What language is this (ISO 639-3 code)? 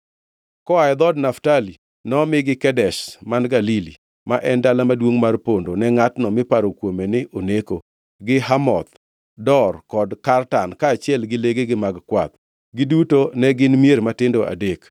luo